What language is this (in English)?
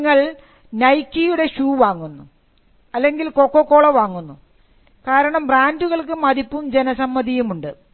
Malayalam